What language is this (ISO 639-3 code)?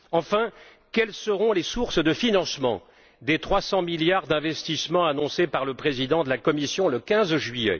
fra